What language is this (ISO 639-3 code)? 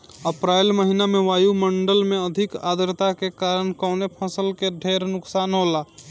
bho